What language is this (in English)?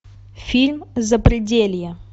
Russian